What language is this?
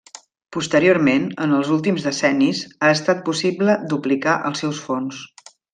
Catalan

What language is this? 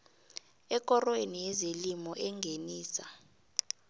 South Ndebele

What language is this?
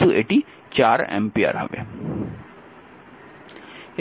Bangla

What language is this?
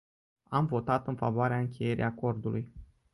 Romanian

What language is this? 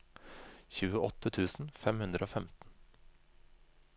Norwegian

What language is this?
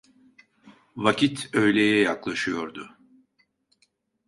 Turkish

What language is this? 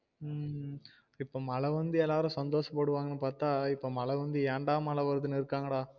Tamil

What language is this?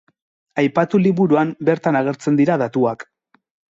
Basque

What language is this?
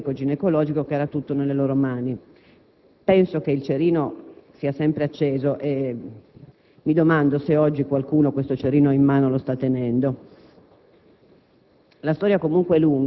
Italian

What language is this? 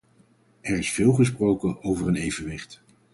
Dutch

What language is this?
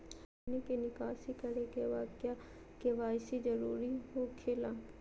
Magahi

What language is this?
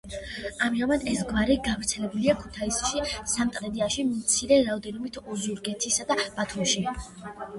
Georgian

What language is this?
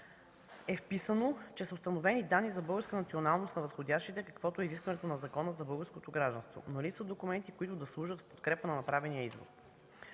Bulgarian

